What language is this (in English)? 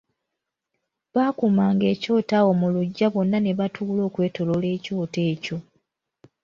Ganda